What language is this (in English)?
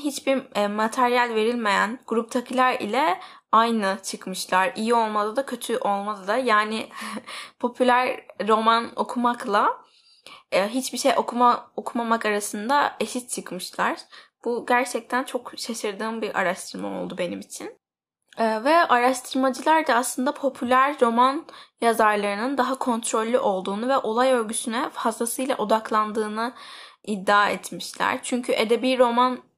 Turkish